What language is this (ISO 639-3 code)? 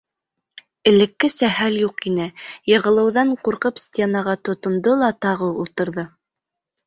bak